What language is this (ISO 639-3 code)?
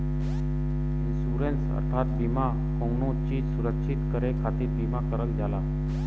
bho